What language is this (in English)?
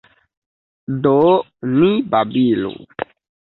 Esperanto